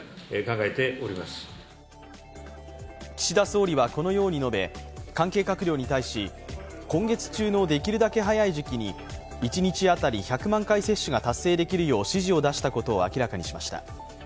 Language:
Japanese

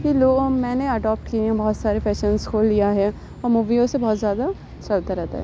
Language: Urdu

